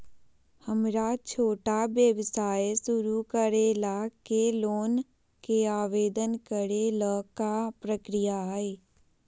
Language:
Magahi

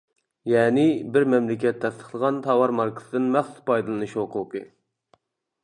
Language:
Uyghur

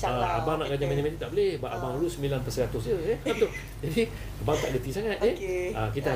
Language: Malay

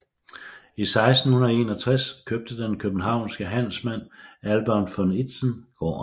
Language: Danish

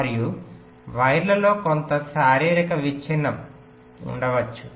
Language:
Telugu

